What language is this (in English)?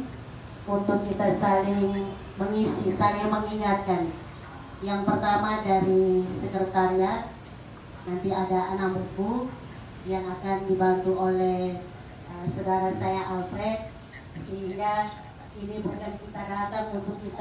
Indonesian